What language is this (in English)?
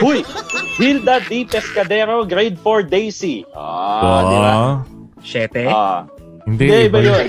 Filipino